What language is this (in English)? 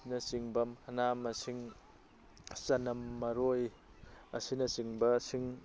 Manipuri